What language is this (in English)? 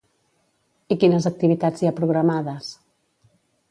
Catalan